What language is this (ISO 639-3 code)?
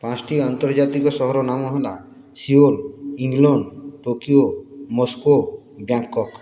ori